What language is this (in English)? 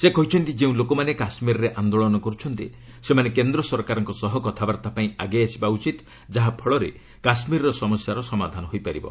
Odia